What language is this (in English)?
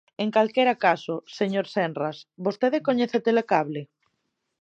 Galician